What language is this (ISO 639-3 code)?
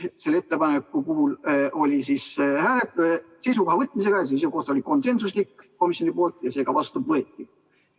est